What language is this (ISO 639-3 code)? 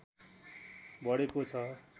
nep